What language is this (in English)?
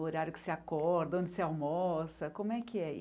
Portuguese